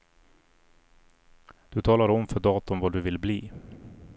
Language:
Swedish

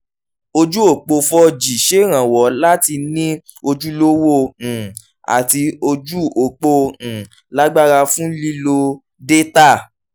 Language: Yoruba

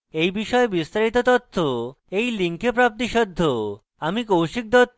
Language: Bangla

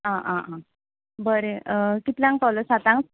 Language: Konkani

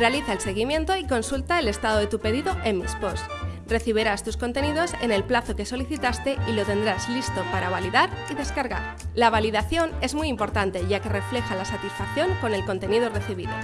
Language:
Spanish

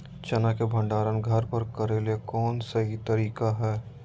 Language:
Magahi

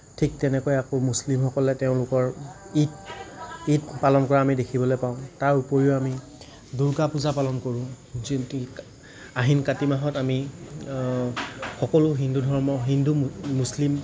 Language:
Assamese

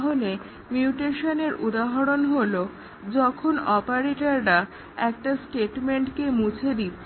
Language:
Bangla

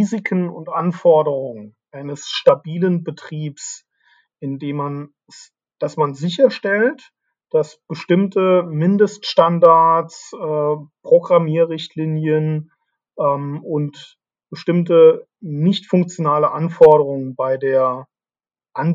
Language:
German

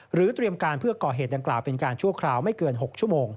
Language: Thai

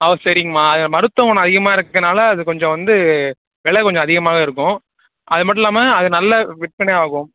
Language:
Tamil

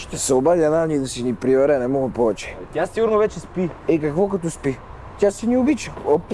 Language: Bulgarian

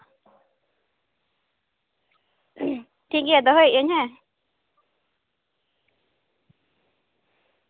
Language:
Santali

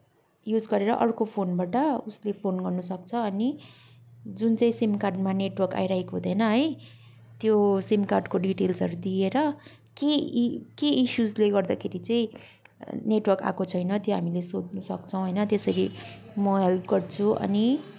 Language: Nepali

